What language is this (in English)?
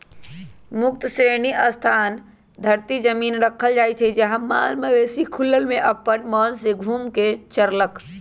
Magahi